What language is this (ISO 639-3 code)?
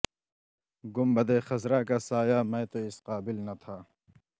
urd